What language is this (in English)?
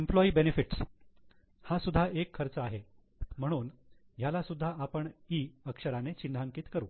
Marathi